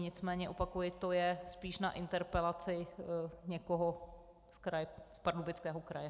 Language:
Czech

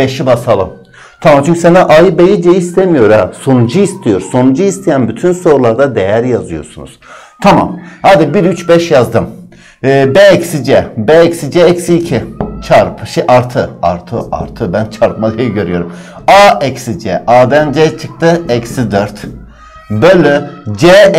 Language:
Turkish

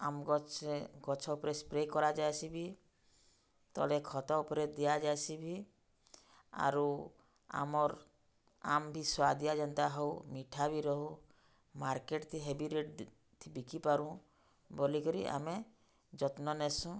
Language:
Odia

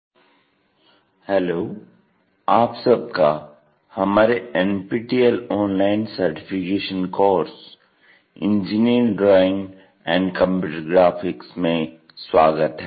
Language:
Hindi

